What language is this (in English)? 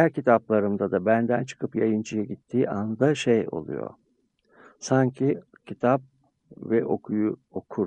Turkish